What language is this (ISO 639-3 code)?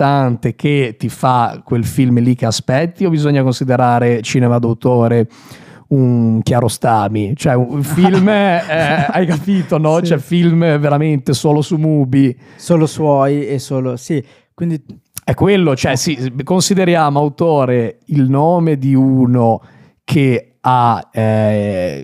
ita